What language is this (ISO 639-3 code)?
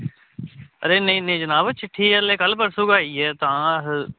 doi